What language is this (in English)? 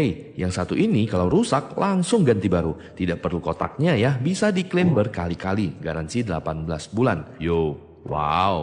Indonesian